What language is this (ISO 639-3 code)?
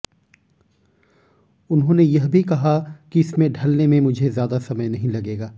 hin